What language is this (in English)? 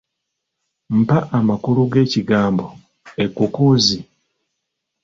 Ganda